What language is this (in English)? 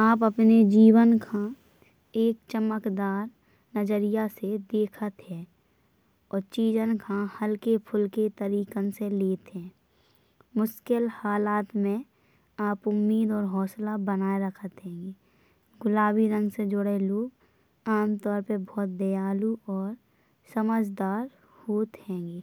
Bundeli